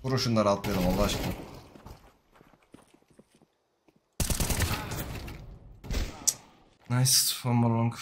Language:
Turkish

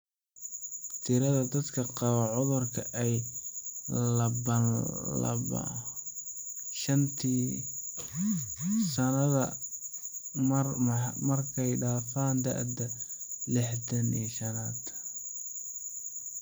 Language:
Somali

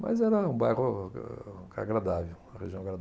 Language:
Portuguese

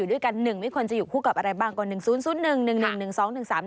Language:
Thai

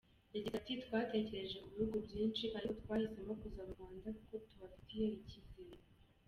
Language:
Kinyarwanda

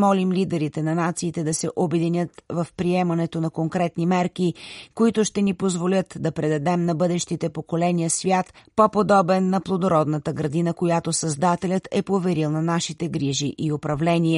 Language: Bulgarian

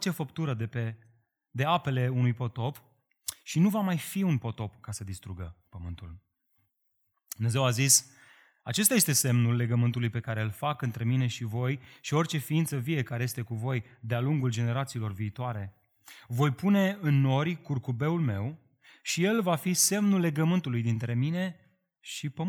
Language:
Romanian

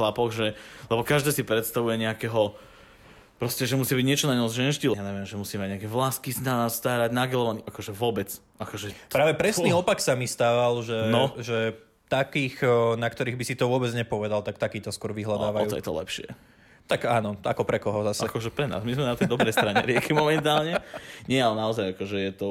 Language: Slovak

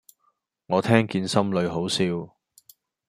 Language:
Cantonese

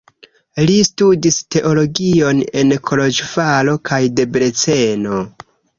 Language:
Esperanto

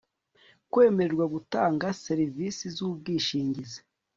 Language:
Kinyarwanda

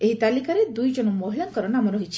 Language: Odia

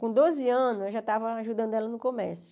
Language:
Portuguese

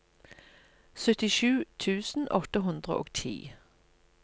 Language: Norwegian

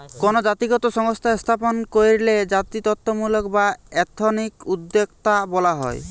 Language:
Bangla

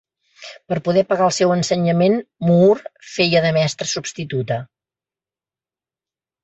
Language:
Catalan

